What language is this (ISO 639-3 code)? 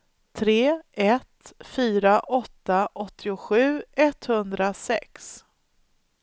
swe